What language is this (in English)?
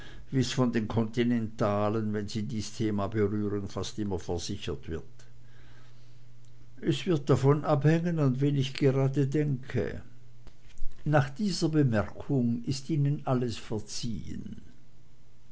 German